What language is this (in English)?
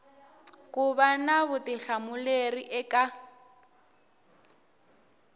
Tsonga